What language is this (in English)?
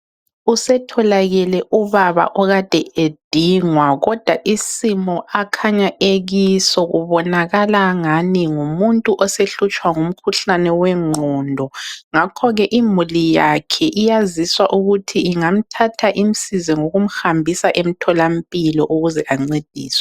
North Ndebele